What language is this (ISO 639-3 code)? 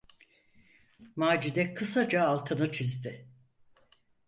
tur